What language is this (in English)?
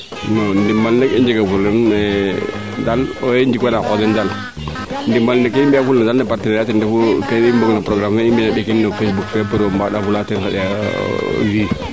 Serer